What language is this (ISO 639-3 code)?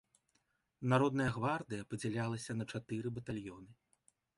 bel